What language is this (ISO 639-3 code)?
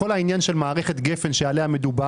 heb